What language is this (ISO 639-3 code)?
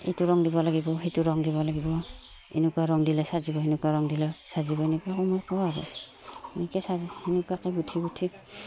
asm